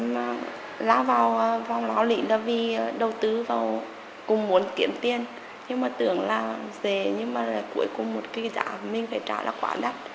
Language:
Vietnamese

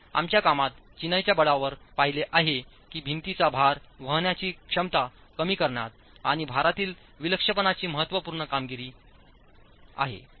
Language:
Marathi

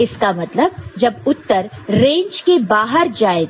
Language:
Hindi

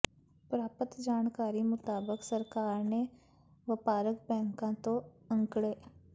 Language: Punjabi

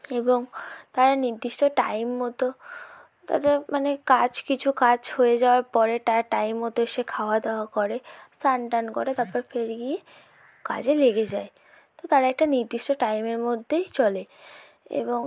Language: Bangla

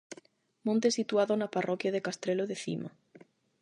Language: Galician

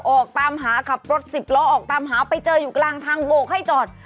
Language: Thai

